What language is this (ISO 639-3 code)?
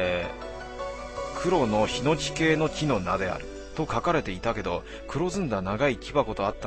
jpn